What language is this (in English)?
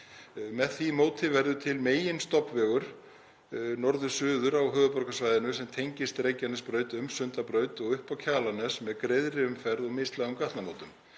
Icelandic